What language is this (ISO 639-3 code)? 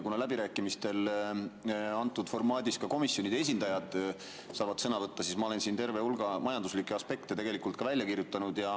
est